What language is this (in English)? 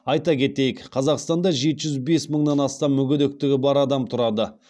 Kazakh